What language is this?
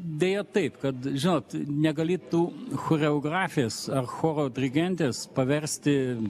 Lithuanian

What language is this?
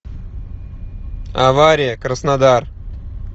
Russian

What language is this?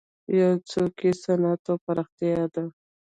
Pashto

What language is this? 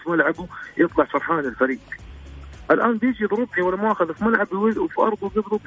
Arabic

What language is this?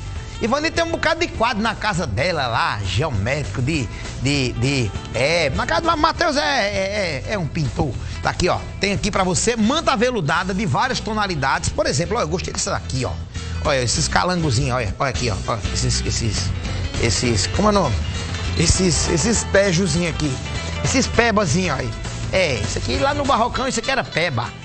Portuguese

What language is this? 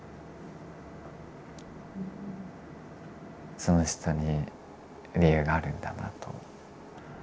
Japanese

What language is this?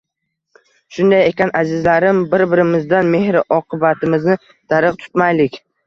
Uzbek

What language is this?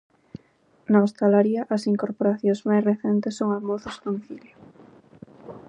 Galician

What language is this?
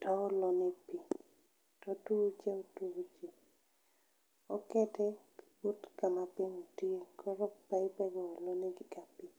Luo (Kenya and Tanzania)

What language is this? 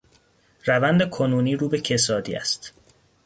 Persian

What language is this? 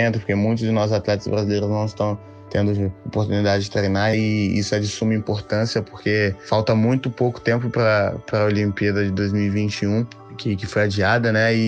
Portuguese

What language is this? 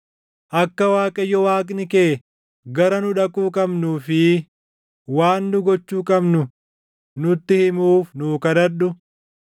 Oromo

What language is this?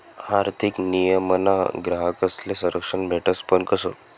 Marathi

